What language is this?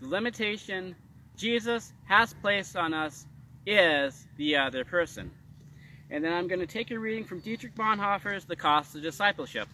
English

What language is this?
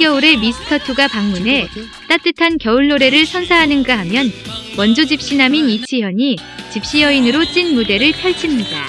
Korean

